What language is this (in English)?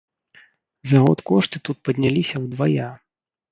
Belarusian